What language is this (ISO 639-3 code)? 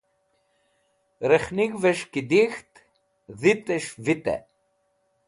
wbl